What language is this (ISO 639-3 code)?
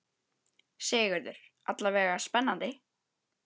isl